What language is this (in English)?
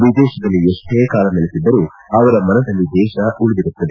Kannada